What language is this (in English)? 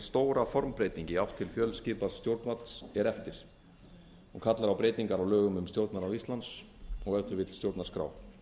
Icelandic